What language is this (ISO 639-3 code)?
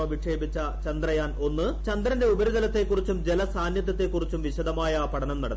mal